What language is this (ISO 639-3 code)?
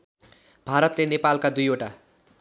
nep